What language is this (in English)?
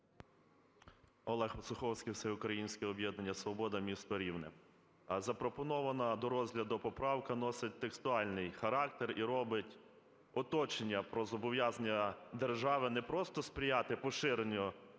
Ukrainian